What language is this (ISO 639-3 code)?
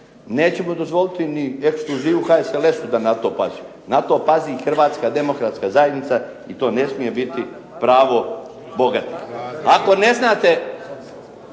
hrv